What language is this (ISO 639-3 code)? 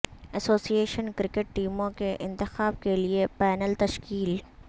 urd